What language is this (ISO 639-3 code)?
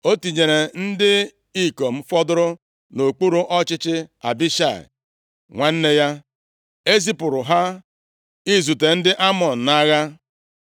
ibo